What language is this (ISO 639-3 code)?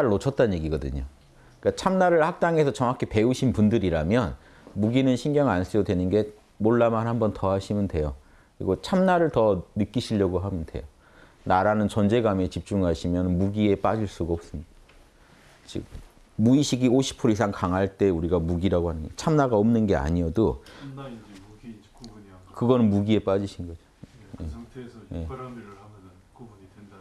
kor